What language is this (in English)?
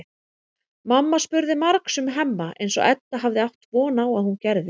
Icelandic